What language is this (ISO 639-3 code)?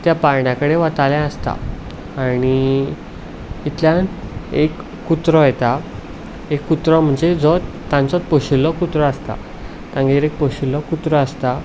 kok